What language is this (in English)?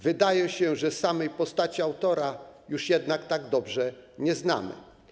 Polish